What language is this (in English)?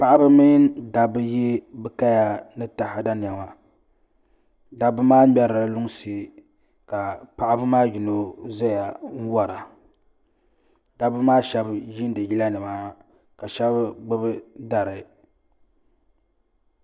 Dagbani